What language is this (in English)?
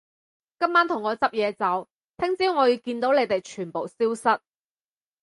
Cantonese